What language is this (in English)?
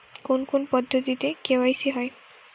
Bangla